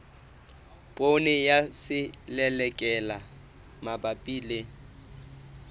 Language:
Southern Sotho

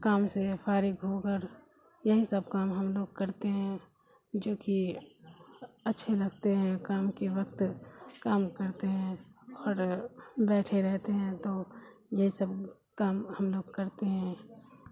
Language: Urdu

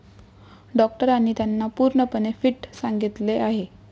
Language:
Marathi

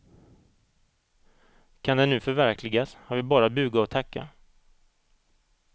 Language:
Swedish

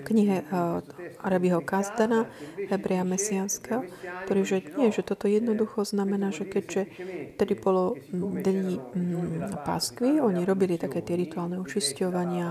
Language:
Slovak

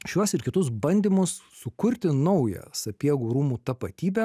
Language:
Lithuanian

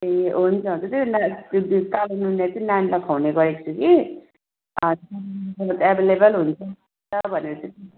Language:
Nepali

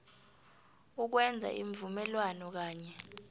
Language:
South Ndebele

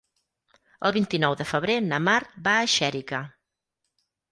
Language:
Catalan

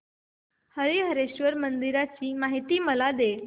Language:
Marathi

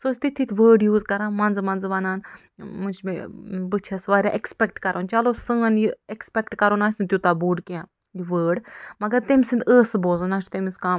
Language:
Kashmiri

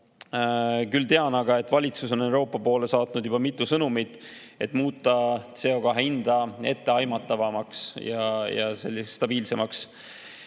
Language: Estonian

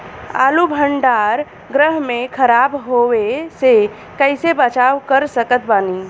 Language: Bhojpuri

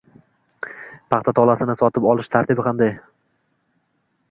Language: Uzbek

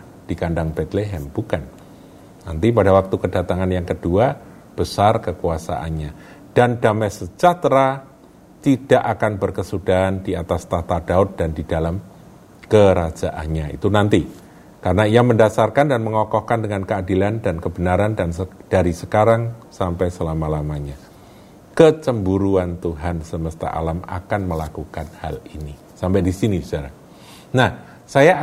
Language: Indonesian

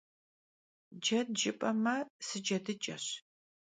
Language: Kabardian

